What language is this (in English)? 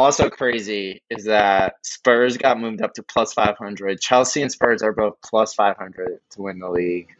English